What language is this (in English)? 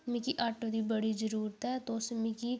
Dogri